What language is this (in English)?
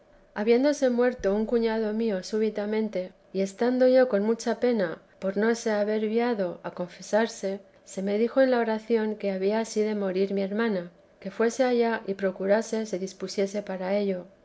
Spanish